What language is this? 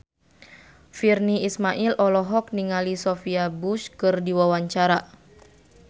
Sundanese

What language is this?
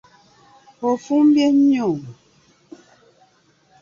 Ganda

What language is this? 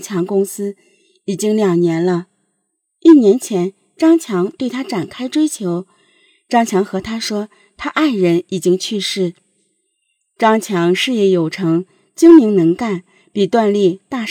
Chinese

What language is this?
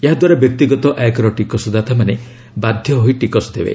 Odia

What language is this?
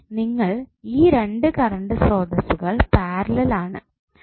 Malayalam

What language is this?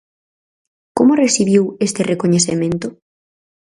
Galician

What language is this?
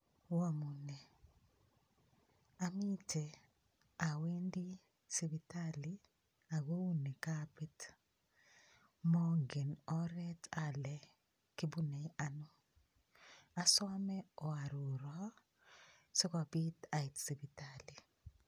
Kalenjin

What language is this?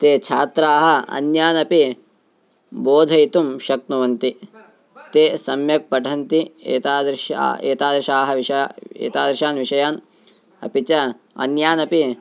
Sanskrit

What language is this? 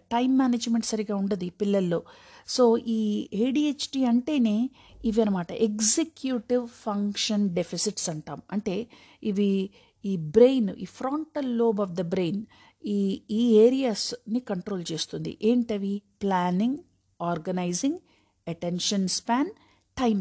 Telugu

